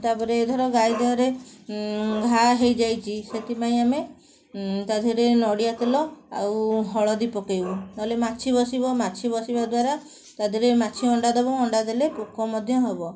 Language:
Odia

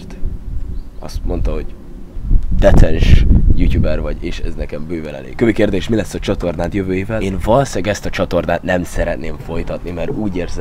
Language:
Hungarian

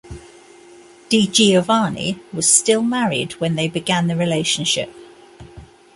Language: English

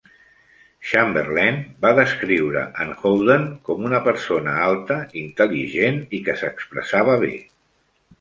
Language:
Catalan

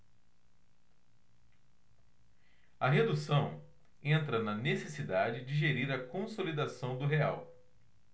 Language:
Portuguese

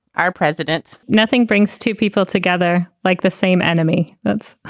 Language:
English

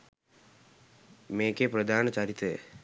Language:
Sinhala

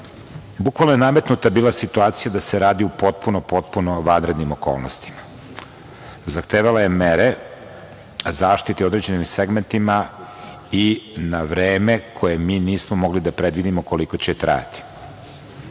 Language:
Serbian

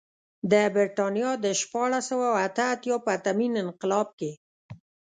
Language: Pashto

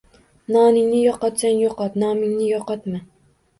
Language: Uzbek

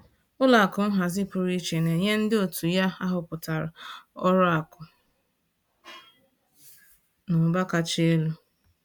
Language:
Igbo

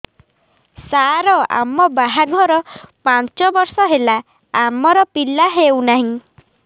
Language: Odia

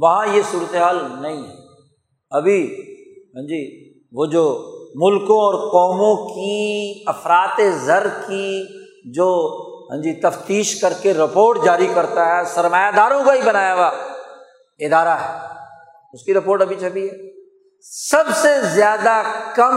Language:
Urdu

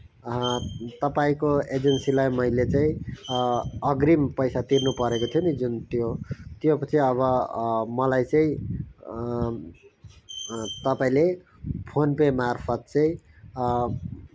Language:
Nepali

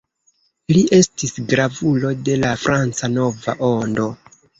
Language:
Esperanto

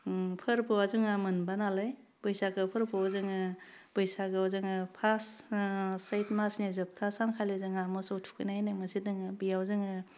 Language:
Bodo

